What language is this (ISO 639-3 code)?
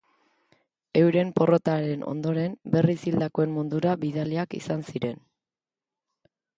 eus